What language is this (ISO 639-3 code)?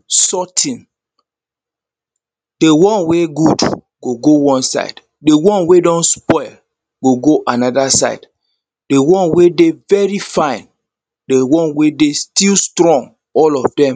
pcm